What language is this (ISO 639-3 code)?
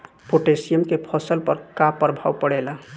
bho